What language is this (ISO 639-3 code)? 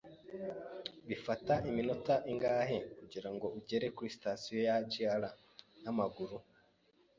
kin